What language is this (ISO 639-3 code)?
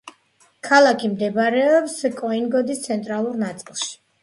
kat